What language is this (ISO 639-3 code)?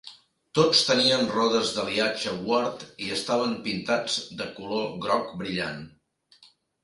cat